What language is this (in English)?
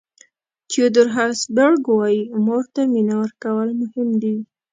Pashto